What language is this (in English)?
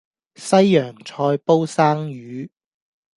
Cantonese